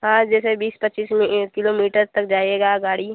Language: Hindi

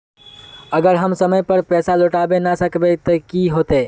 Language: Magahi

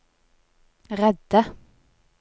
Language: Norwegian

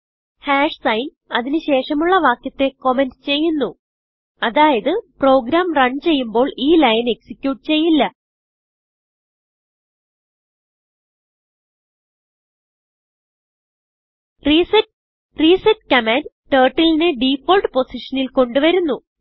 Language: Malayalam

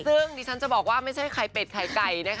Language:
Thai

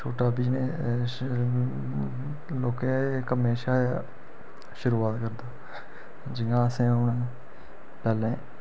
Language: Dogri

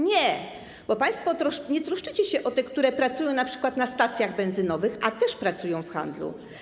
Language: Polish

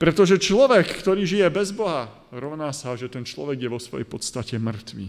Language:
Slovak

